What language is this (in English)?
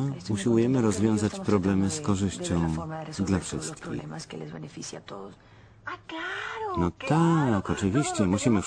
Polish